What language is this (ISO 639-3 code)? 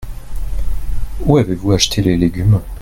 fra